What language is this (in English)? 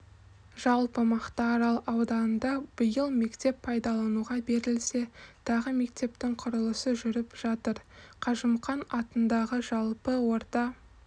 Kazakh